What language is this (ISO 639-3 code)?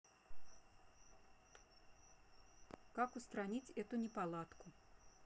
rus